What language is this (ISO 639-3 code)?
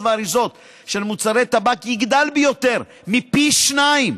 heb